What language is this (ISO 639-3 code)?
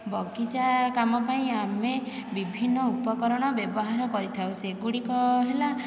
ori